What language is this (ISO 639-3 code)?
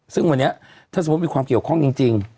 tha